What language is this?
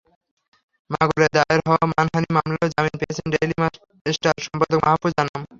Bangla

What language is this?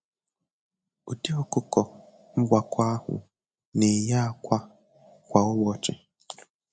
Igbo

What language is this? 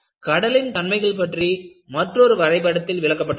Tamil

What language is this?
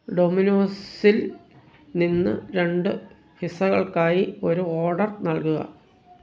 Malayalam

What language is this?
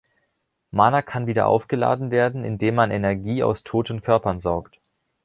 German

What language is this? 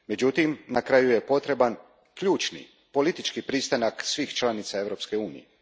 Croatian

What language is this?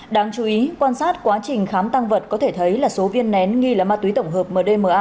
Vietnamese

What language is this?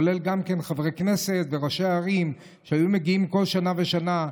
Hebrew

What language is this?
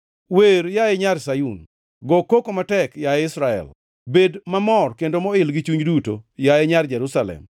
Luo (Kenya and Tanzania)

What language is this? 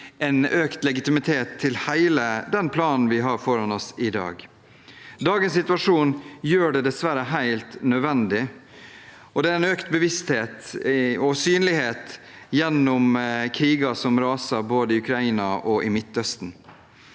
Norwegian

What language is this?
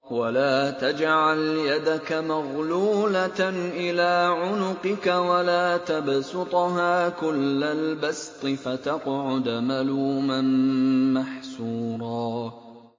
Arabic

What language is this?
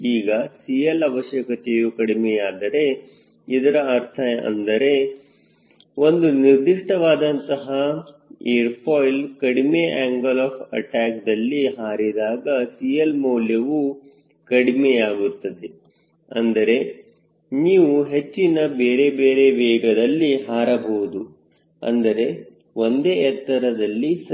Kannada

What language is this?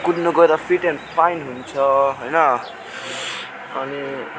Nepali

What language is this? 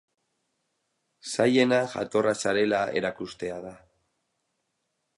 Basque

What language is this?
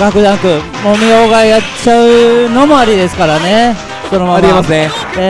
Japanese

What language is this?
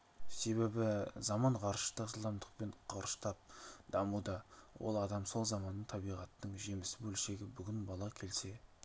Kazakh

